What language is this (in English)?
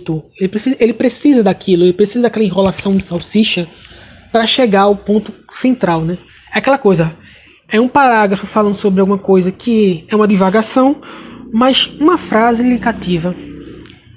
Portuguese